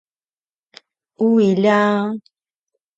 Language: Paiwan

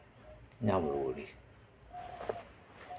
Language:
Santali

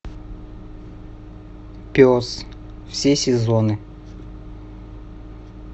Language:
Russian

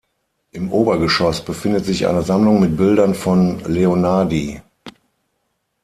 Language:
German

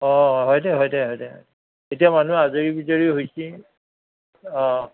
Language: Assamese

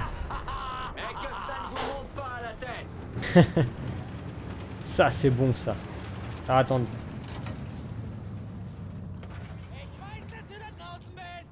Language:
French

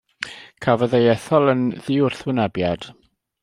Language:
Welsh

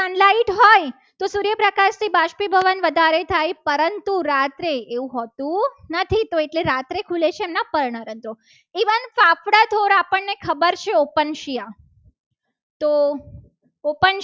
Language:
Gujarati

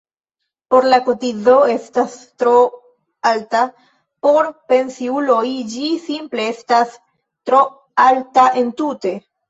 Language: Esperanto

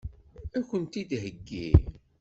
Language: Kabyle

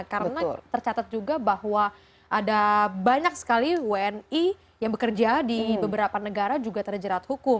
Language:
Indonesian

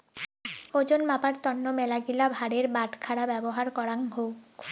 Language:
Bangla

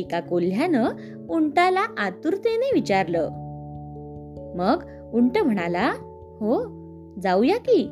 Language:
Marathi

